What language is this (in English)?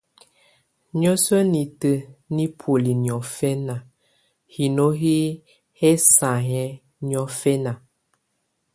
Tunen